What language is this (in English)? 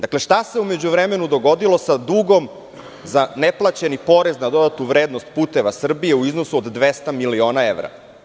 Serbian